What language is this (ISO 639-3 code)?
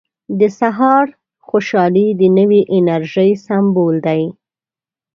pus